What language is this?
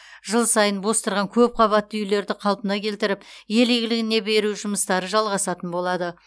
Kazakh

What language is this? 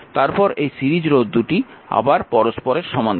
Bangla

